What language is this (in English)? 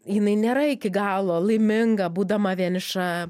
Lithuanian